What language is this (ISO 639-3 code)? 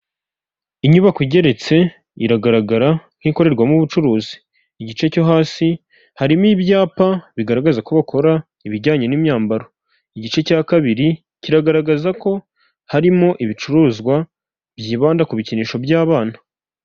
kin